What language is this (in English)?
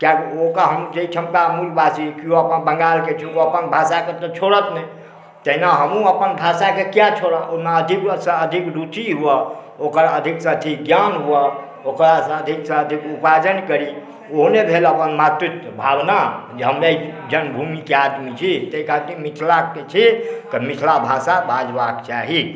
Maithili